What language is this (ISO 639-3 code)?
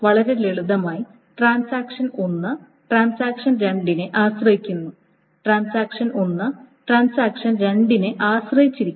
mal